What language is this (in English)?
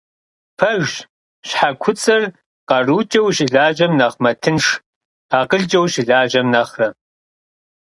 Kabardian